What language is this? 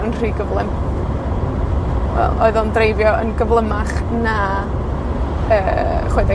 Welsh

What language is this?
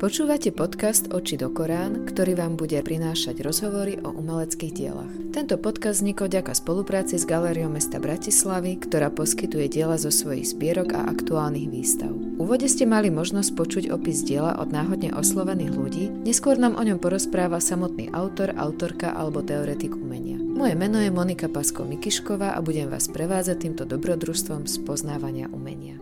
Slovak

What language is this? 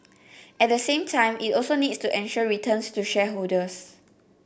English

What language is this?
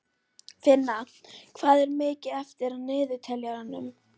Icelandic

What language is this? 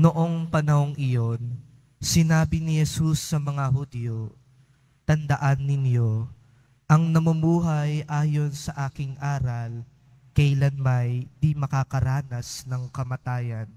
Filipino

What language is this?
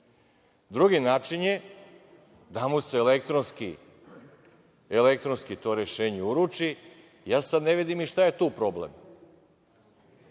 Serbian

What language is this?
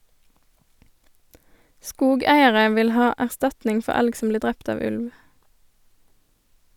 Norwegian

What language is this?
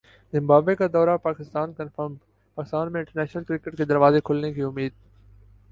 Urdu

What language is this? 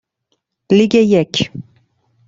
Persian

